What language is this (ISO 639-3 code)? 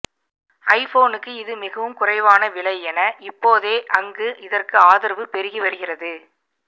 tam